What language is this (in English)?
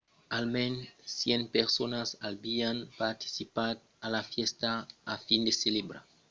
Occitan